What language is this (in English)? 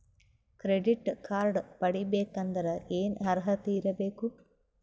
Kannada